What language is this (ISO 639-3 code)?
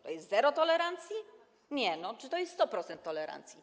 pol